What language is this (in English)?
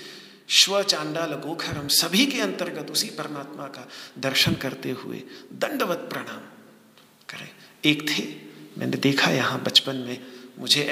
Hindi